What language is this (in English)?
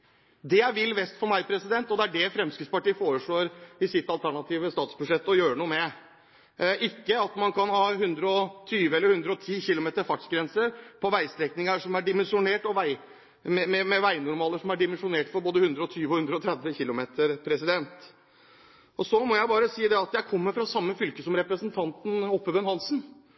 Norwegian Bokmål